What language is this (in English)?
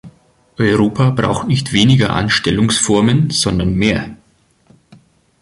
German